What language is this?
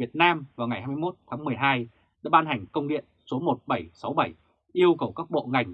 Vietnamese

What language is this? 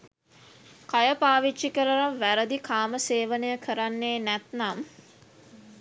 Sinhala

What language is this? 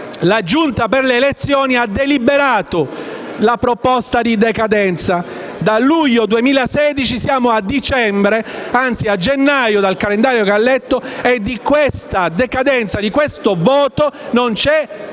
Italian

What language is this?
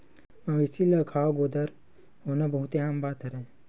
Chhattisgarhi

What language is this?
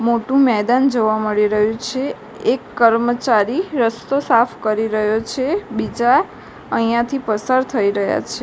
Gujarati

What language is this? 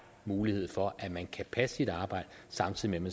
Danish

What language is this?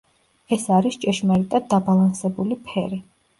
Georgian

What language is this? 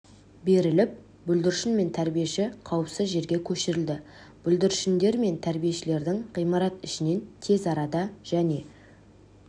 Kazakh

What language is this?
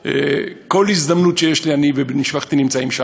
Hebrew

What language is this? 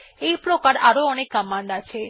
Bangla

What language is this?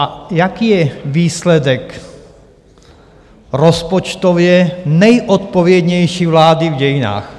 Czech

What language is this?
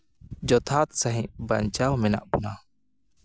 Santali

